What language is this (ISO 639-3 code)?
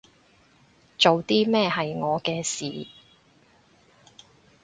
yue